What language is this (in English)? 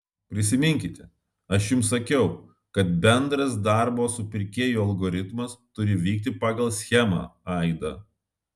Lithuanian